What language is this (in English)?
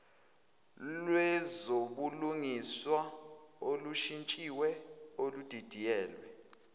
Zulu